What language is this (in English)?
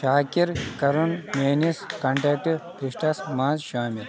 Kashmiri